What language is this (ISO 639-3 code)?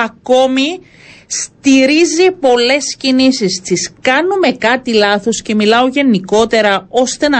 ell